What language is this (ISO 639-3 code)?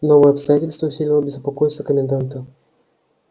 rus